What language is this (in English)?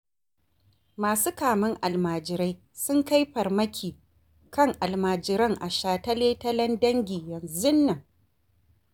Hausa